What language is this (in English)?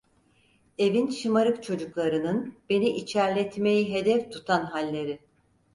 Turkish